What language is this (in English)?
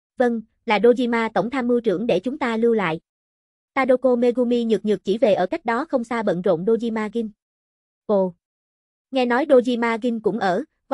Vietnamese